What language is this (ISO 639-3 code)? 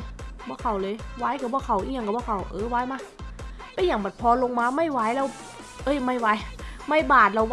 tha